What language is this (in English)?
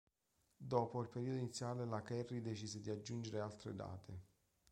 Italian